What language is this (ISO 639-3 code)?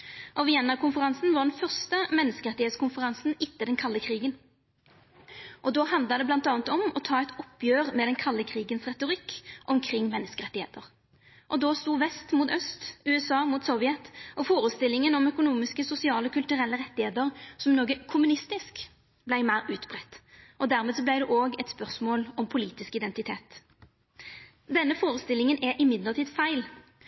nno